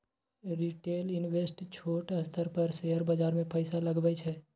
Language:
Maithili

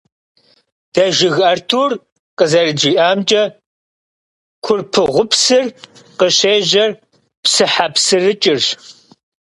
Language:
Kabardian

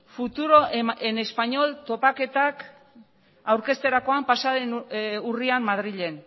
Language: Basque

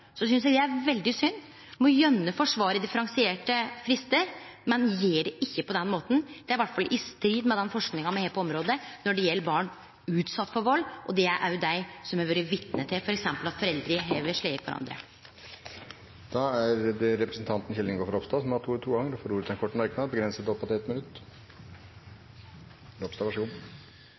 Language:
Norwegian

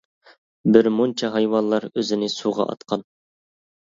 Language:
Uyghur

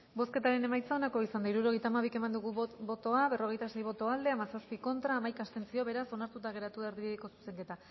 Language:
Basque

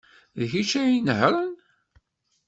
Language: Kabyle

